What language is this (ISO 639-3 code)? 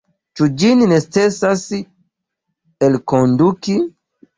epo